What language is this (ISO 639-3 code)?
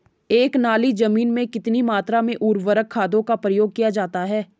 hin